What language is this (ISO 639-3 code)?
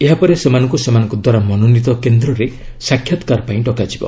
ori